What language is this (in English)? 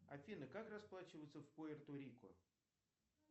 Russian